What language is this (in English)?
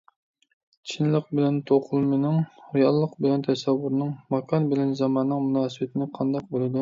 Uyghur